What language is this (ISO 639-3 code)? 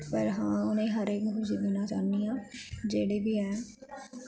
doi